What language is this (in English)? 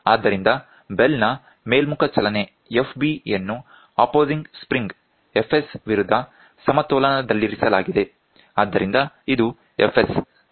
Kannada